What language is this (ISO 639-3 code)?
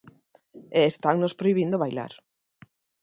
glg